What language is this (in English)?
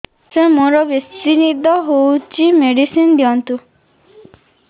Odia